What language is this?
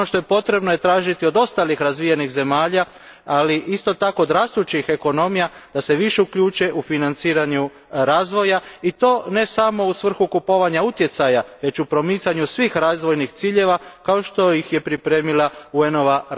Croatian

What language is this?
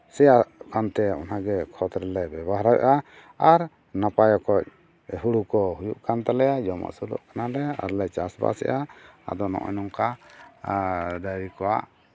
Santali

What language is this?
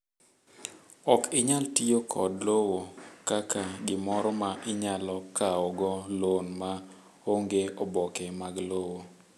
Luo (Kenya and Tanzania)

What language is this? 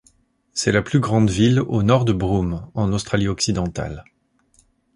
French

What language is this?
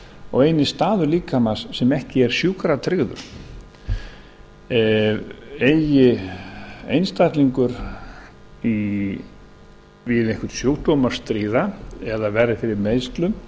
Icelandic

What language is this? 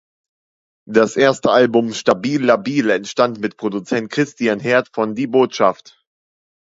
German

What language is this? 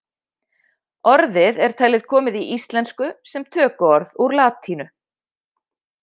Icelandic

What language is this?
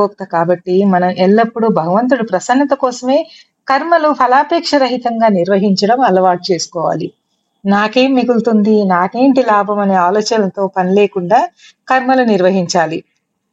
Telugu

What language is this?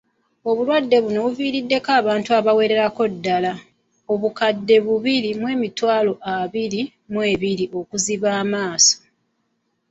Ganda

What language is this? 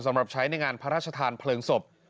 Thai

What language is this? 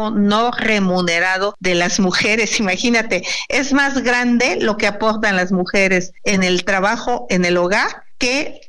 Spanish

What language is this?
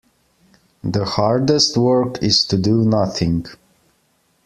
English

